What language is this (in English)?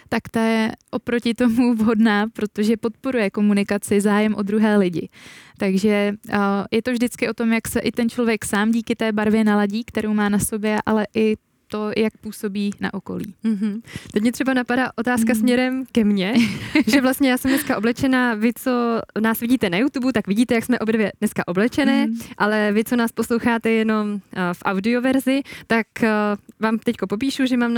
Czech